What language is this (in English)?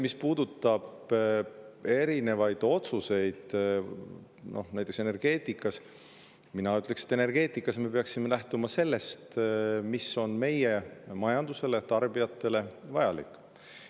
Estonian